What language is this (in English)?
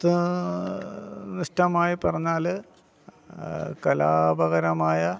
Malayalam